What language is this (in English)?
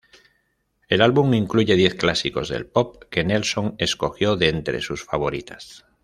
Spanish